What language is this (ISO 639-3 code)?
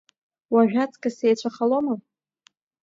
abk